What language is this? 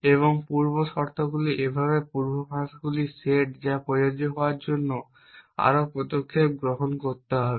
Bangla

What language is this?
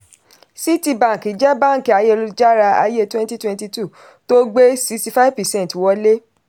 Yoruba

